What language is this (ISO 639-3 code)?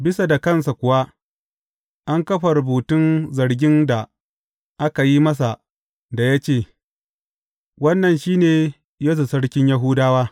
hau